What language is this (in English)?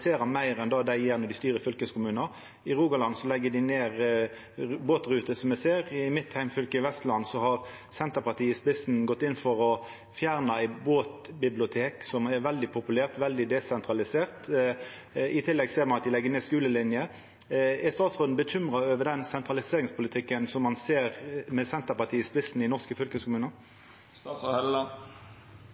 Norwegian Nynorsk